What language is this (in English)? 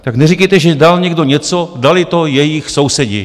Czech